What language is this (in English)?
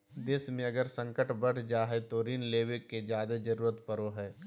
Magahi